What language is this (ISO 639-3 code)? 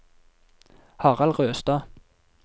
nor